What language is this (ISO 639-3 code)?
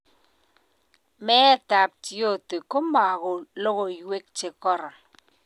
kln